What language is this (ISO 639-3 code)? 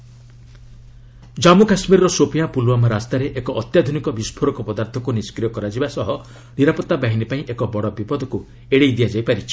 ori